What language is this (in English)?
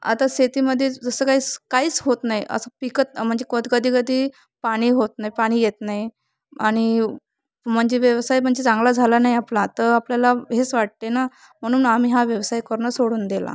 Marathi